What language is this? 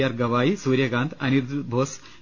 Malayalam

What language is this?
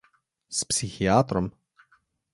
Slovenian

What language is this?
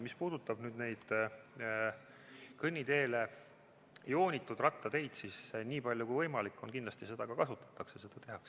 Estonian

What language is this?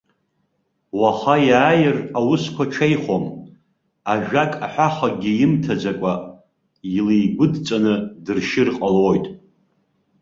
Abkhazian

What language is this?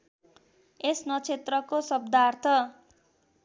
Nepali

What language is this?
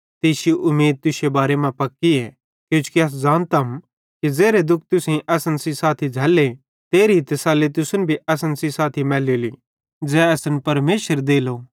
Bhadrawahi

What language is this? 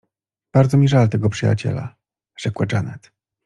Polish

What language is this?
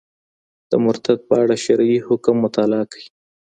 Pashto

